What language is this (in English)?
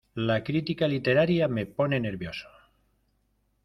Spanish